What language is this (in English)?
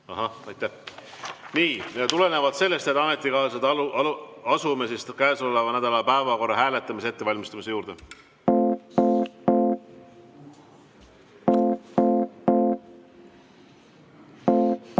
Estonian